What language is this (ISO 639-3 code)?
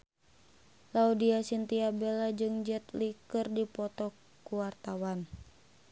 sun